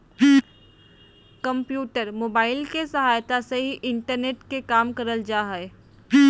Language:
Magahi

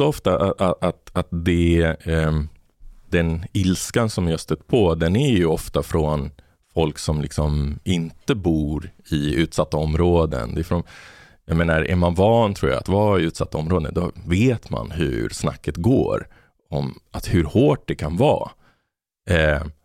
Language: Swedish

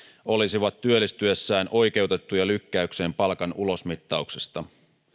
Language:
Finnish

